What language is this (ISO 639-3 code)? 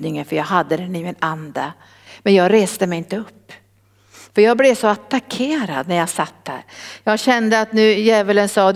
swe